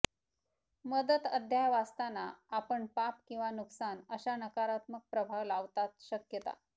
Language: Marathi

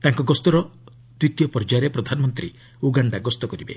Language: Odia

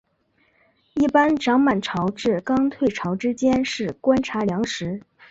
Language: Chinese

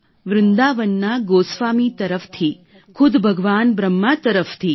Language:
Gujarati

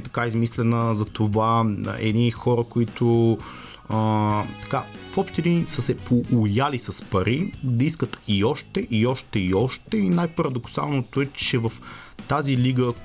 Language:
Bulgarian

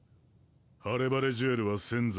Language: Japanese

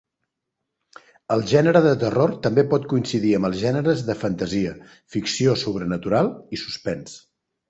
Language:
Catalan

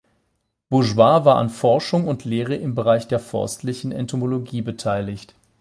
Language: German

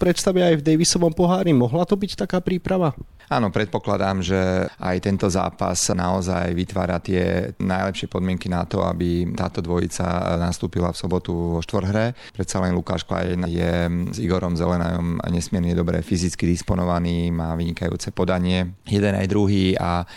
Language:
Slovak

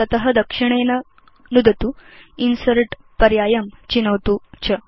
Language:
Sanskrit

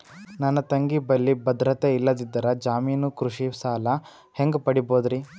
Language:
Kannada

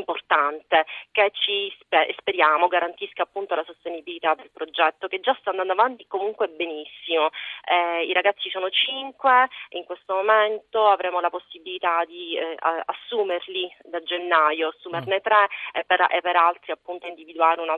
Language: Italian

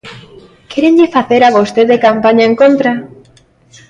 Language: Galician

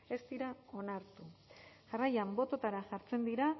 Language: Basque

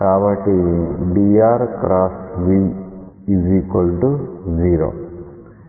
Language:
Telugu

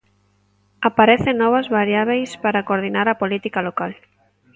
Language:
Galician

